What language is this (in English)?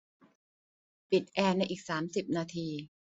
Thai